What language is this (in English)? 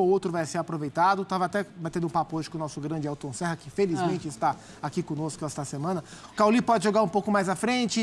Portuguese